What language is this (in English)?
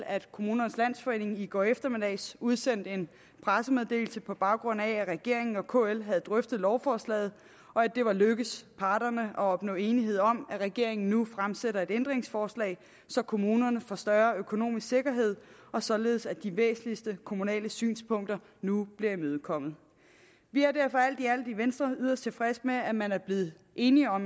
Danish